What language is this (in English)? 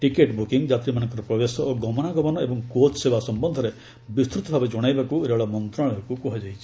Odia